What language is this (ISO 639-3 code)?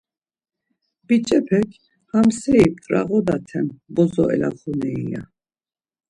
lzz